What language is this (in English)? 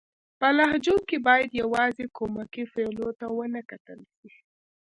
Pashto